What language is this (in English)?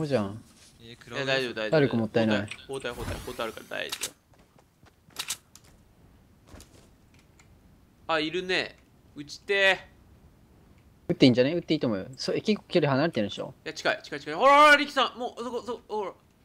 Japanese